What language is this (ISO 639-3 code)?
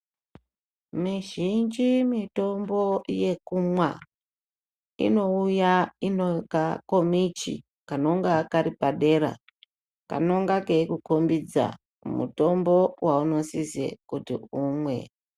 ndc